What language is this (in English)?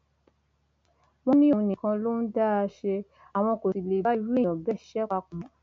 Yoruba